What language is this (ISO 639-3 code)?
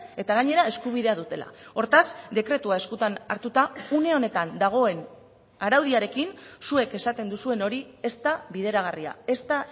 eus